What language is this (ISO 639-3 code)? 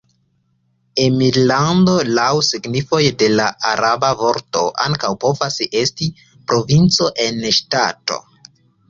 epo